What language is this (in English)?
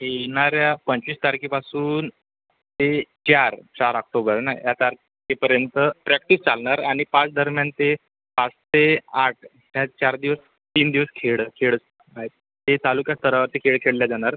Marathi